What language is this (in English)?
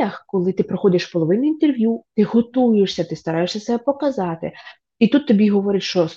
Ukrainian